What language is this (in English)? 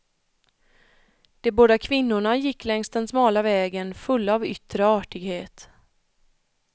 Swedish